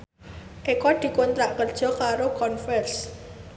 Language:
Javanese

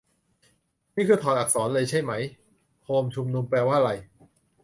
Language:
Thai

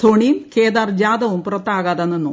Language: Malayalam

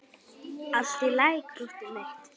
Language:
Icelandic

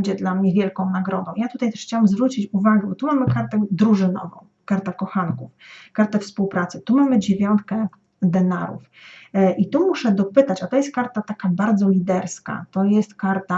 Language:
Polish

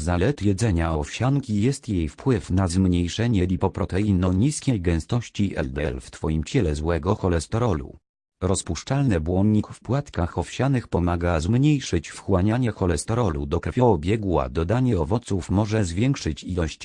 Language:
Polish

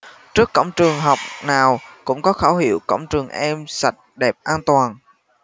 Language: Vietnamese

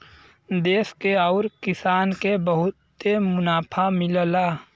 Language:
Bhojpuri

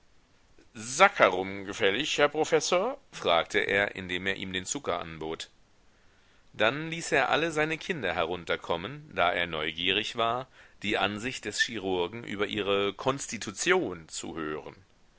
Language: German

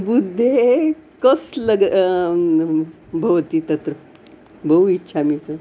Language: Sanskrit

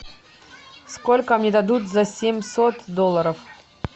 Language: Russian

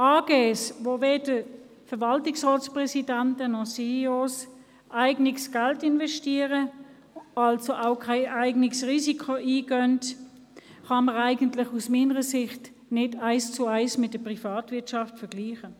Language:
Swiss German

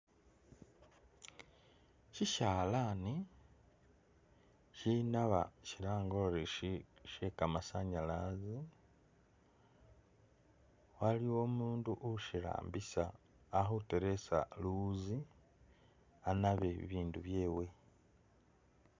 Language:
Masaaba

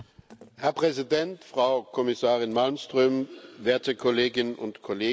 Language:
German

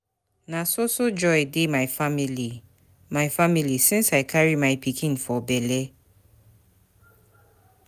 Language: Nigerian Pidgin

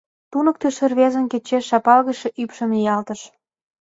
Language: Mari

